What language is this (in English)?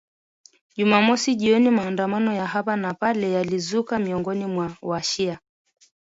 Swahili